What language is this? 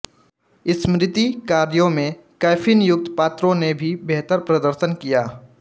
Hindi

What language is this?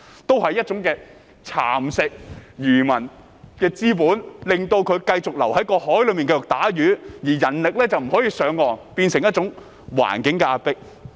Cantonese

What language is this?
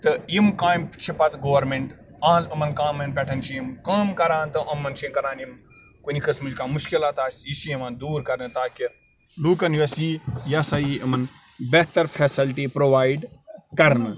Kashmiri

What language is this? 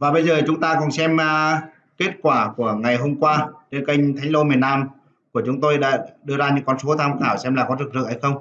Vietnamese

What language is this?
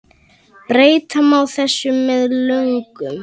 Icelandic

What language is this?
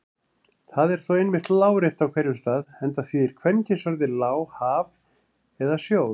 Icelandic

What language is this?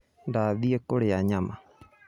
Kikuyu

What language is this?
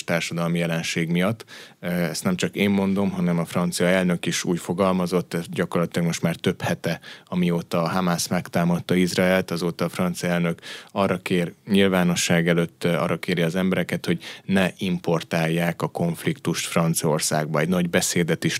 Hungarian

